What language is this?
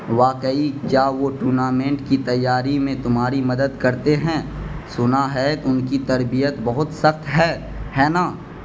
Urdu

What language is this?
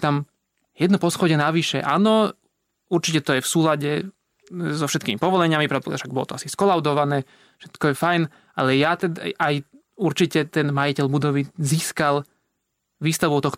Slovak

